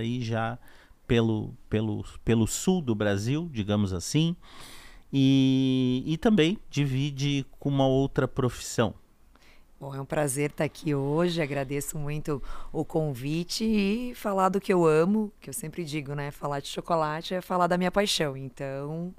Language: Portuguese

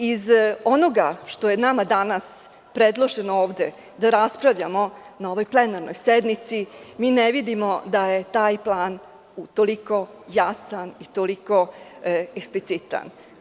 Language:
Serbian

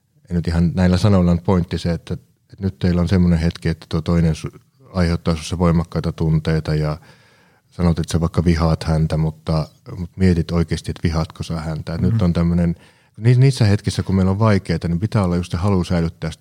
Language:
Finnish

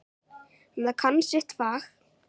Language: Icelandic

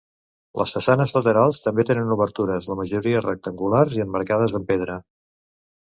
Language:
Catalan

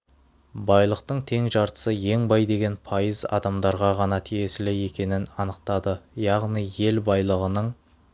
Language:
Kazakh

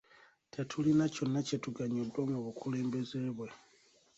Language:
Ganda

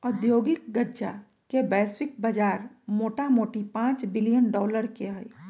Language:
Magahi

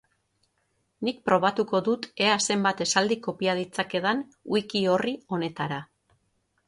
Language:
Basque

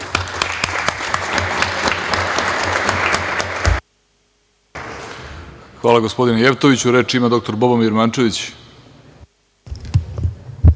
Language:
Serbian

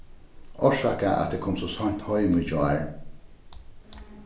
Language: Faroese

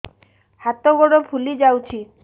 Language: Odia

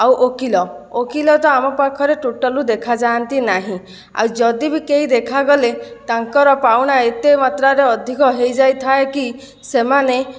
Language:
Odia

